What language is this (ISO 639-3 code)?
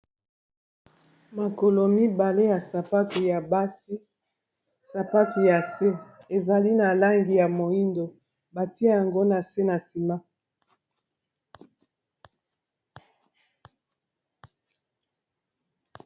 lin